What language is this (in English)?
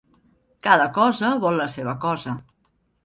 Catalan